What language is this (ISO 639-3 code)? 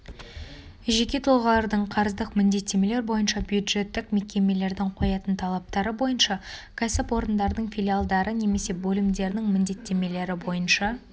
kaz